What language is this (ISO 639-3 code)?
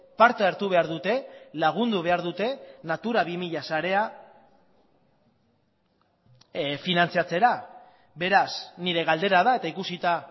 eus